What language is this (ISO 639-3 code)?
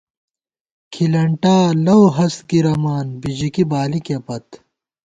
gwt